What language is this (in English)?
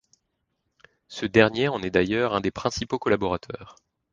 French